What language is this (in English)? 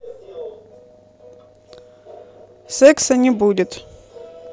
Russian